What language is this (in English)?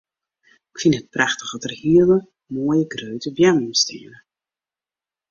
Western Frisian